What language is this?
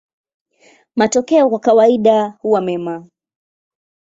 Swahili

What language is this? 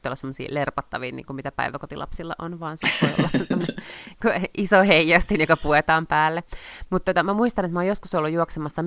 Finnish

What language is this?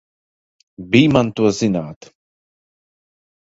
Latvian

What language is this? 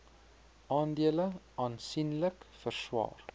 Afrikaans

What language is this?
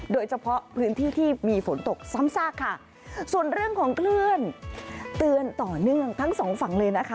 Thai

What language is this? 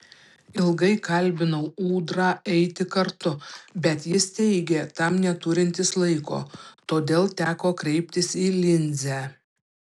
Lithuanian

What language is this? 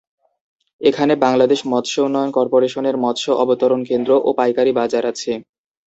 Bangla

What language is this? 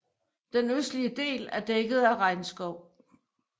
Danish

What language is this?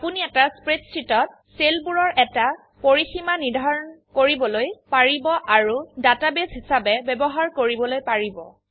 Assamese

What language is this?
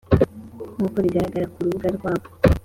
Kinyarwanda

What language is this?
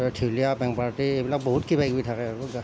Assamese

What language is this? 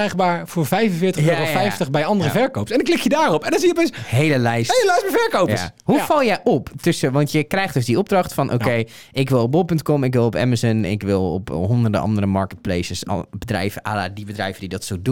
Dutch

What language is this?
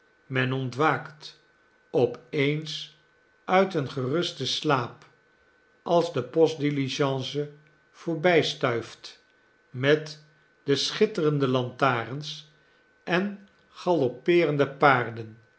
Dutch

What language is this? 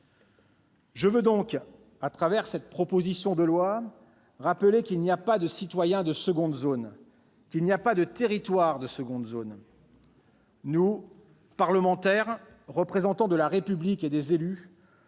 French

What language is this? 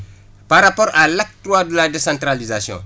Wolof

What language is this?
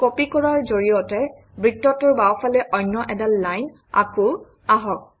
Assamese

